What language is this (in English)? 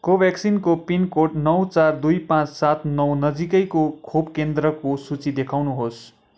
Nepali